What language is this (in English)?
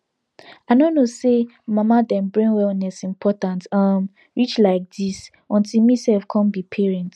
Nigerian Pidgin